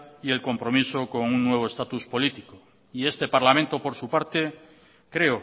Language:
Spanish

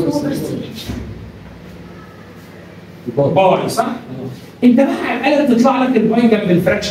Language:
Arabic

